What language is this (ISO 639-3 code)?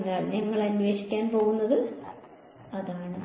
mal